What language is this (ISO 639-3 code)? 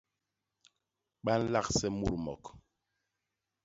bas